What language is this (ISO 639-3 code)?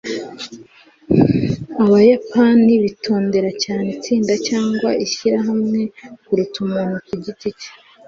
kin